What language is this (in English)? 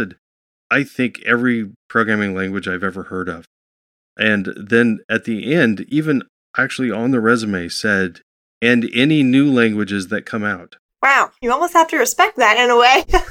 English